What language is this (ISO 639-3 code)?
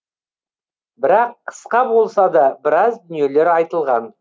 kaz